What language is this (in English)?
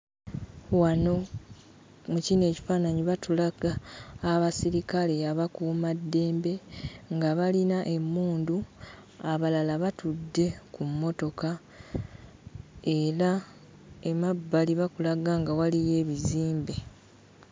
Ganda